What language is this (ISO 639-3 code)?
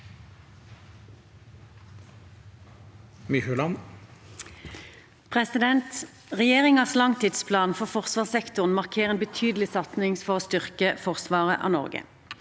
nor